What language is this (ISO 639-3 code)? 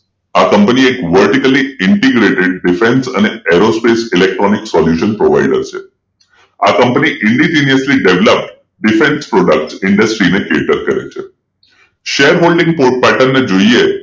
guj